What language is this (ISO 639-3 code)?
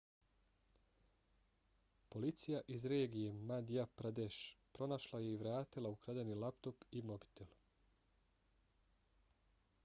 bos